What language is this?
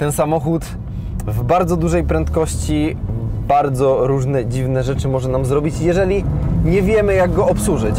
Polish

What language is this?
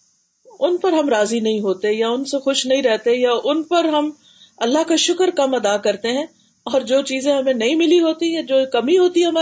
Urdu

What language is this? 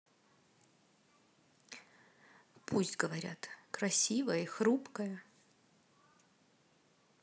Russian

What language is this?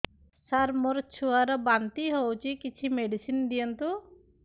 Odia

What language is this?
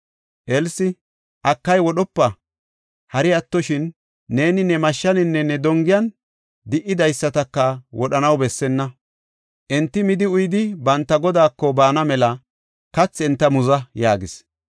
Gofa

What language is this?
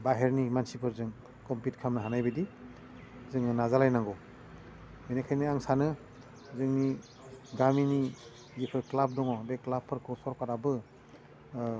Bodo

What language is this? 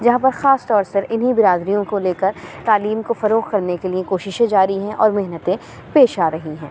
Urdu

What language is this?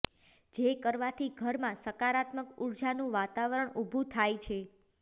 Gujarati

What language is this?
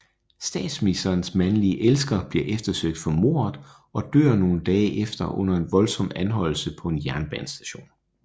Danish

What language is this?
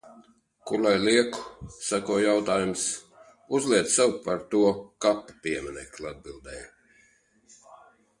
Latvian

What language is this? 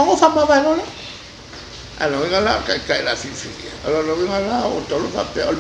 French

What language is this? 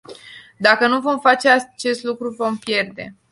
Romanian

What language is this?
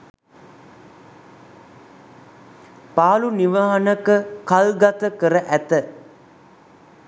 Sinhala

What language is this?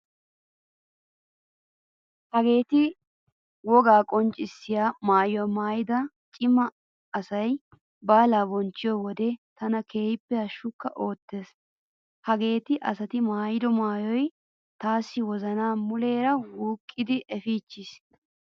Wolaytta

